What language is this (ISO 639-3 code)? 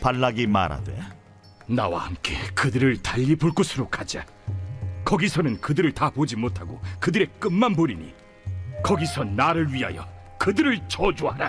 kor